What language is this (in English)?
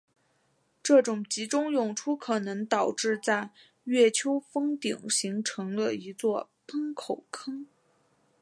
Chinese